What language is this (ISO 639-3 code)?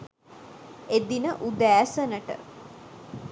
sin